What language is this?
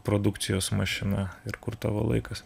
Lithuanian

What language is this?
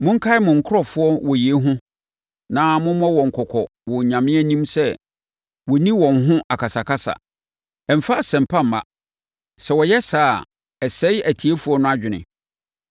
Akan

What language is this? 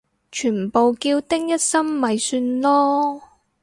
Cantonese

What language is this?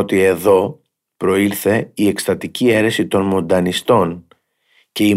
Greek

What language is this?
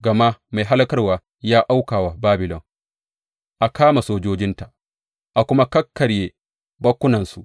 Hausa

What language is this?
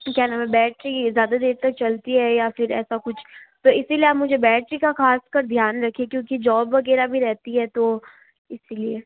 Hindi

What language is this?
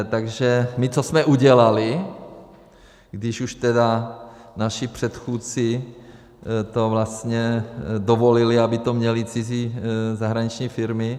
Czech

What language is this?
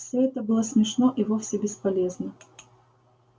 Russian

